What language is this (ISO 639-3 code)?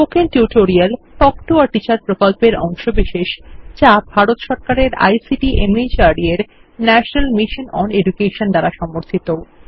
ben